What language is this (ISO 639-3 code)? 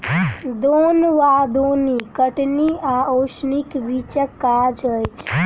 mai